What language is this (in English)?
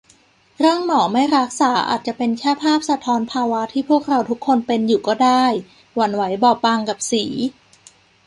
Thai